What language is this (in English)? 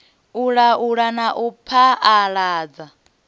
Venda